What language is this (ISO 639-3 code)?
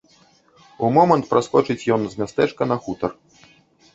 bel